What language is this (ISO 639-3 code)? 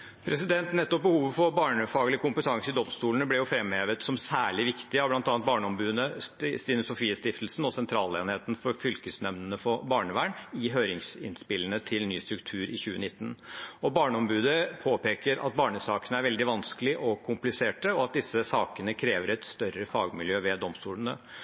nob